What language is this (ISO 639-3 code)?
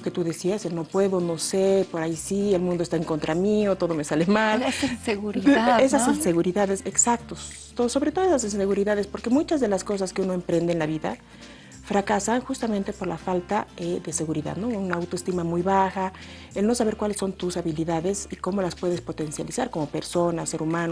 spa